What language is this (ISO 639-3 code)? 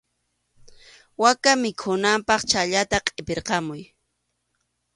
qxu